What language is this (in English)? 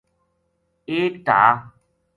Gujari